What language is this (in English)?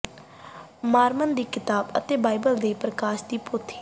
Punjabi